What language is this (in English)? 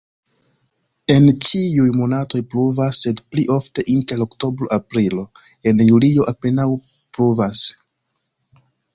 Esperanto